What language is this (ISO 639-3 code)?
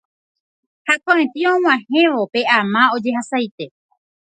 grn